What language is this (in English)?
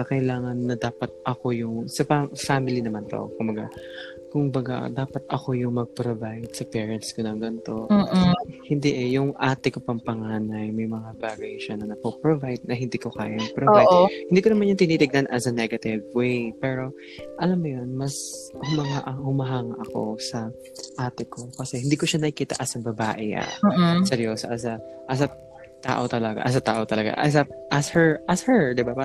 Filipino